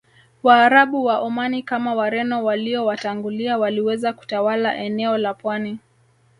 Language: Swahili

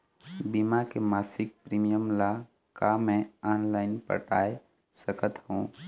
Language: Chhattisgarhi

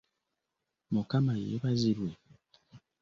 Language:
Ganda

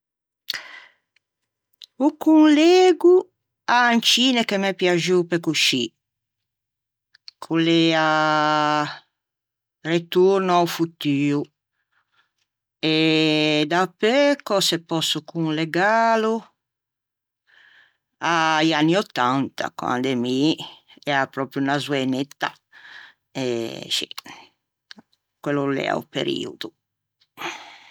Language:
Ligurian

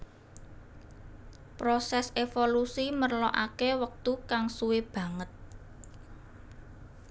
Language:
Javanese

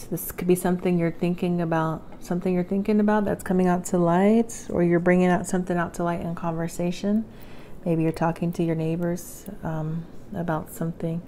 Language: English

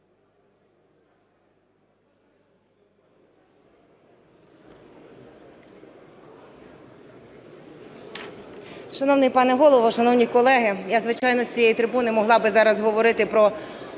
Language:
Ukrainian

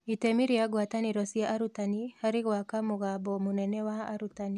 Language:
Kikuyu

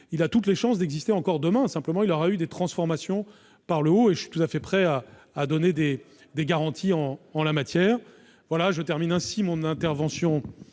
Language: French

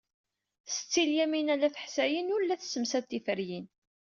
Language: Kabyle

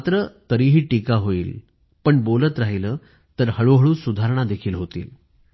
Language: Marathi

